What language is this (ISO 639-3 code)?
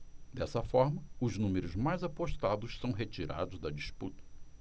por